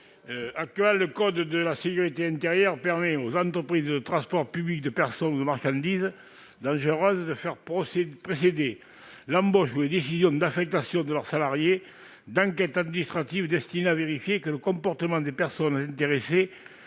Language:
French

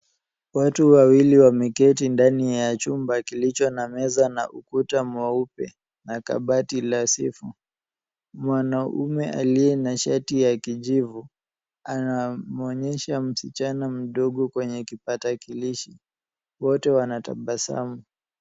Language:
Swahili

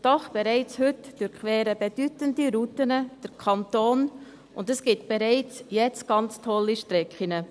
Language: Swiss German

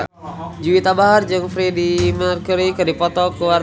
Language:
Sundanese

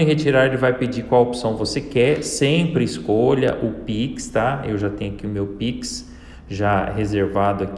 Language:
Portuguese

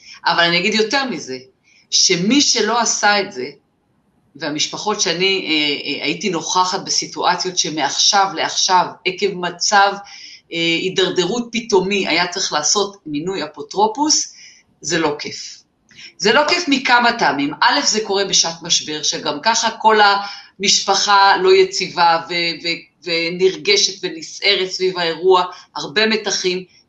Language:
Hebrew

